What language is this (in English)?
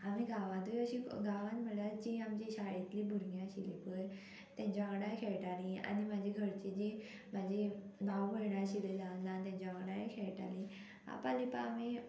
Konkani